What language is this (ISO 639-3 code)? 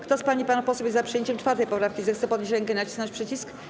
pol